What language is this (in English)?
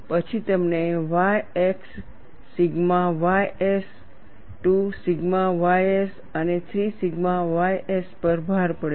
Gujarati